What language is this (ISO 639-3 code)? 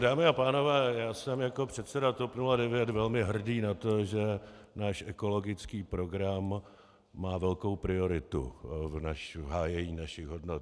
ces